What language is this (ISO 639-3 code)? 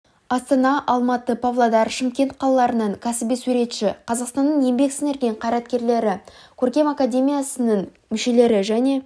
kaz